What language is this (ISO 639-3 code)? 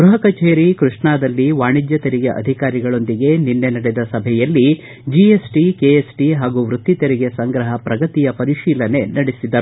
kan